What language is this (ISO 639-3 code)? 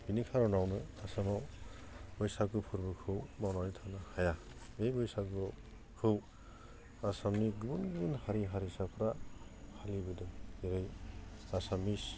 brx